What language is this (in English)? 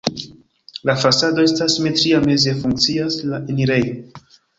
Esperanto